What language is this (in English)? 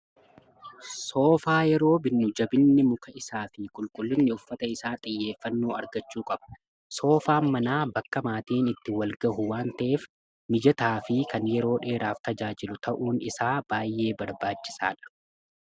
Oromo